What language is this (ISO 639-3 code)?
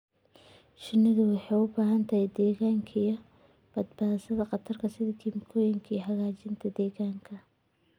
som